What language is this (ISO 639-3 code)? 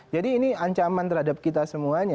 ind